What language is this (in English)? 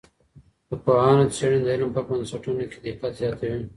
Pashto